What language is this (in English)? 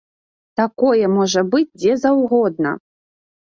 Belarusian